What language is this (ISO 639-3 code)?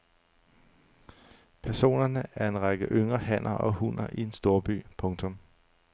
dan